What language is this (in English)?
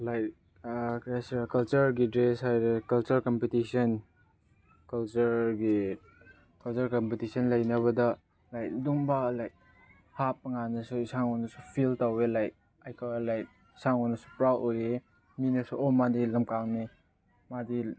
Manipuri